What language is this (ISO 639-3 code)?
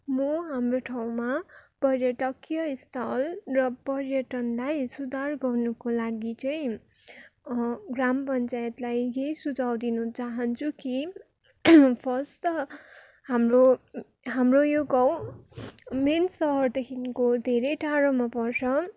nep